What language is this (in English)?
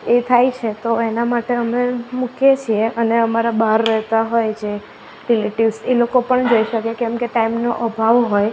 Gujarati